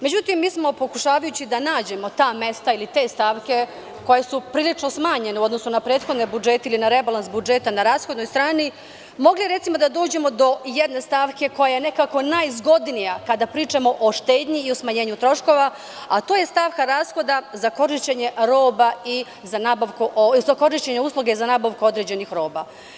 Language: Serbian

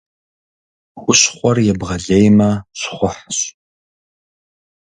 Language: Kabardian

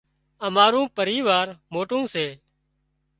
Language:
Wadiyara Koli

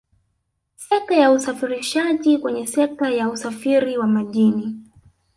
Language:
Swahili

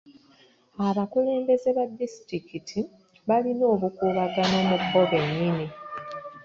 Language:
Ganda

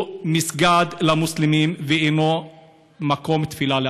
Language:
Hebrew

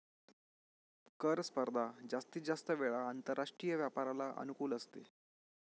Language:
Marathi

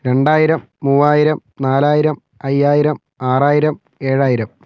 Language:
Malayalam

